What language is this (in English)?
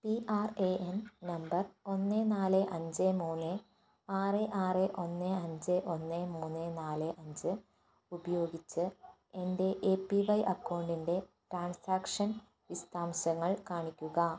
Malayalam